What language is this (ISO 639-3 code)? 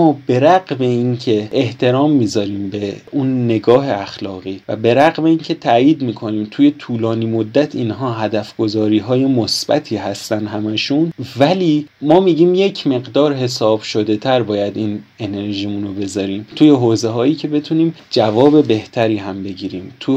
fas